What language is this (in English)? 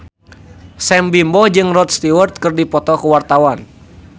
Sundanese